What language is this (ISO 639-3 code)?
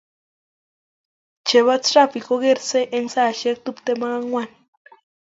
kln